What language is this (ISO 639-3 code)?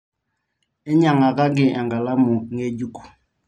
mas